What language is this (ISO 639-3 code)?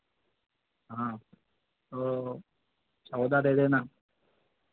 hin